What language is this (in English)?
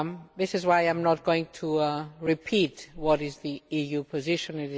English